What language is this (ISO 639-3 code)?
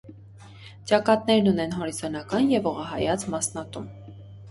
hye